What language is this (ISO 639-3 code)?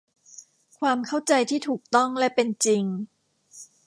tha